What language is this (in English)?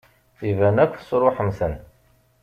Kabyle